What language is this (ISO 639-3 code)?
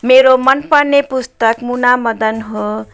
nep